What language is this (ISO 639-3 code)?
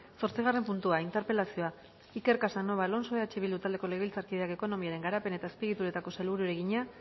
eus